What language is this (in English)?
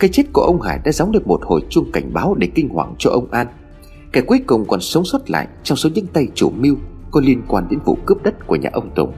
Vietnamese